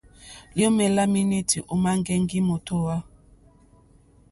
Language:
Mokpwe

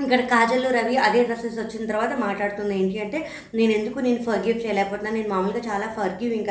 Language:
Telugu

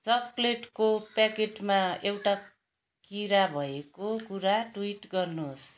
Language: Nepali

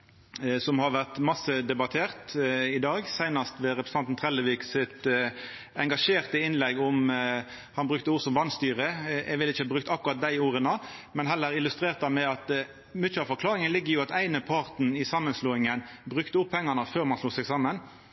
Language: Norwegian Nynorsk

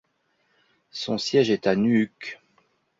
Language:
French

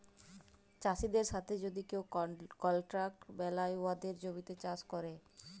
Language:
Bangla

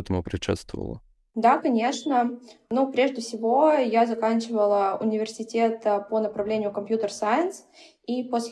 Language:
Russian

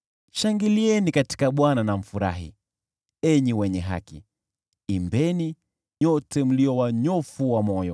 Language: Swahili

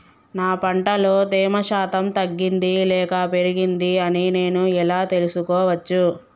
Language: Telugu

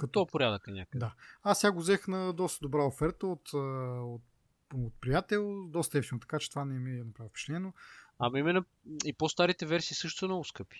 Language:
Bulgarian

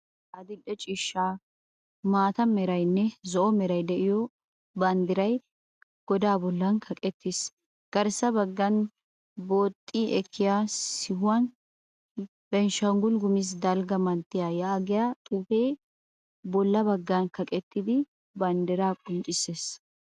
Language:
Wolaytta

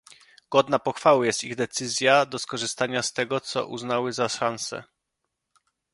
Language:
Polish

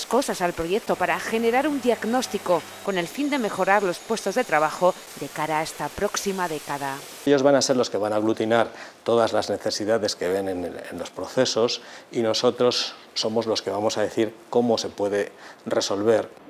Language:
Spanish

